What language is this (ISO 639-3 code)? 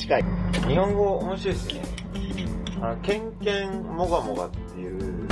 jpn